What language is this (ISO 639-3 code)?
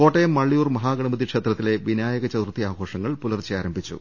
mal